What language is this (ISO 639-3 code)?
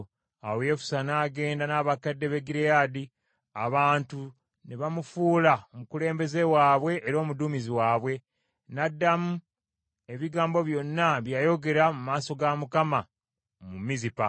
lug